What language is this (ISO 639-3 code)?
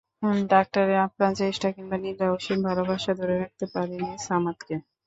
ben